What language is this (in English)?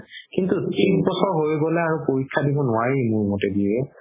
Assamese